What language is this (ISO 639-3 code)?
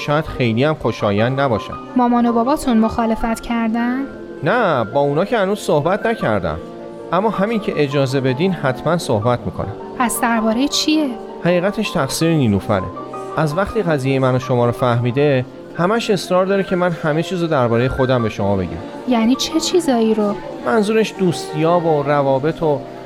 fas